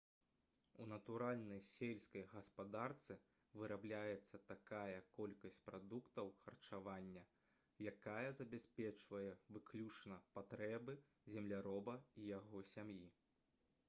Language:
Belarusian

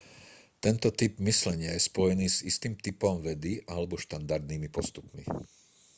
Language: Slovak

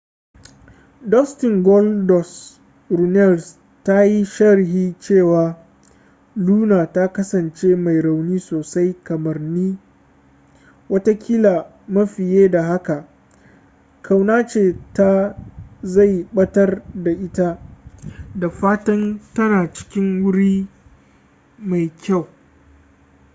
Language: Hausa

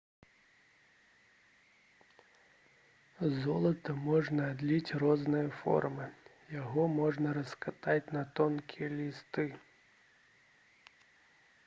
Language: Belarusian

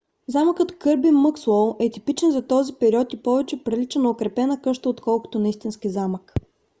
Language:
Bulgarian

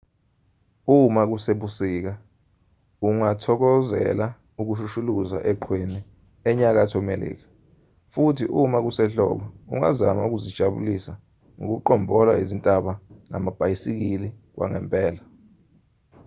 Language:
Zulu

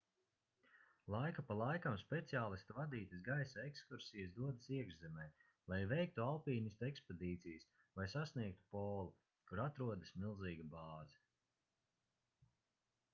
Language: Latvian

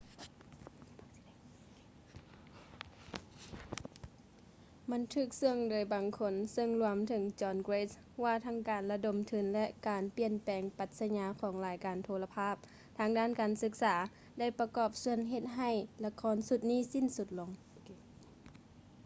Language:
Lao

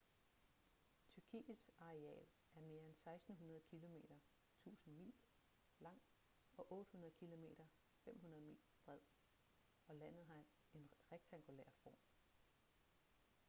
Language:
Danish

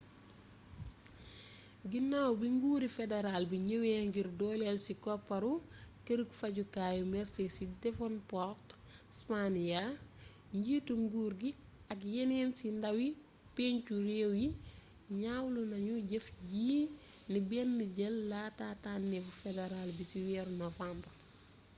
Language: Wolof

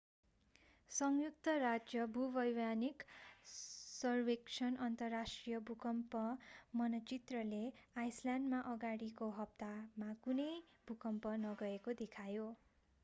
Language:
Nepali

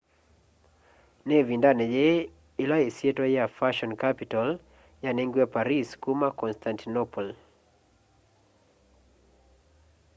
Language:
Kamba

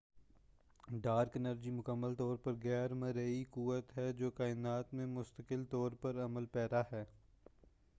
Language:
Urdu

